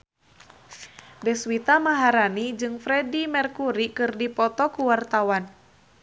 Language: Sundanese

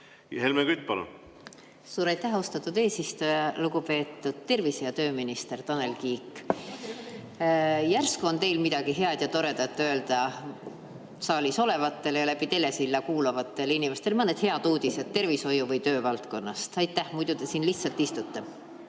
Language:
Estonian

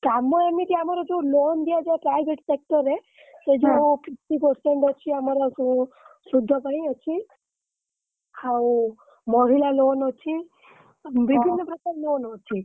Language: Odia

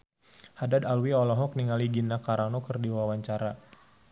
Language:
Sundanese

